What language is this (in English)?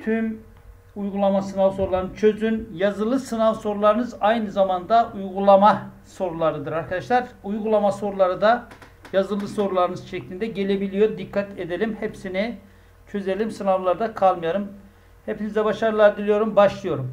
Turkish